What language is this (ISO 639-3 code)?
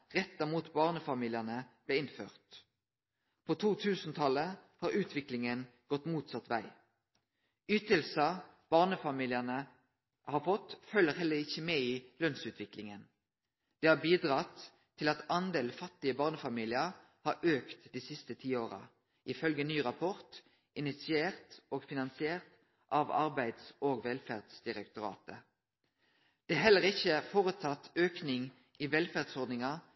nno